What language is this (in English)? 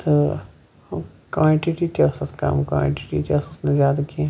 Kashmiri